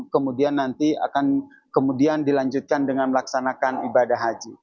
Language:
Indonesian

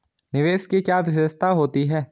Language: Hindi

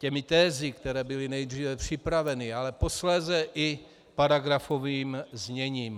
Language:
Czech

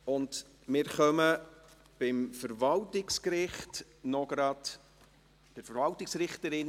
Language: Swiss German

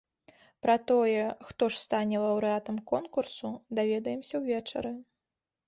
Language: Belarusian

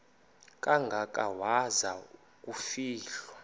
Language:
Xhosa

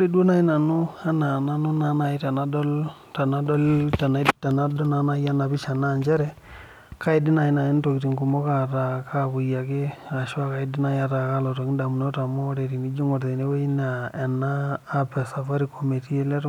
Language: Masai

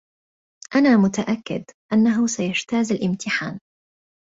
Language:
Arabic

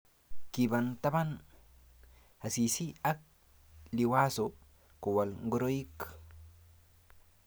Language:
Kalenjin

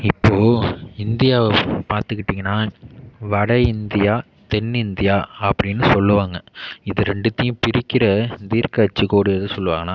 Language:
Tamil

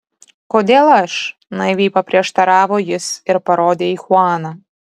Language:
Lithuanian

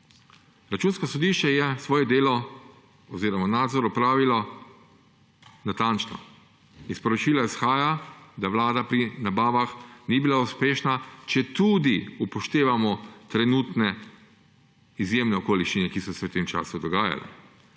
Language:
Slovenian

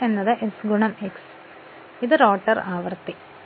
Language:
Malayalam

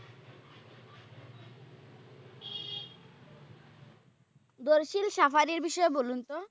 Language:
Bangla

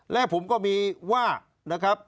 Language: Thai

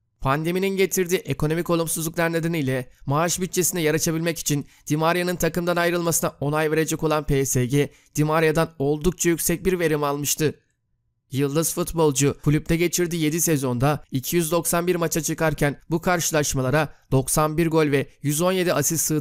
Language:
Turkish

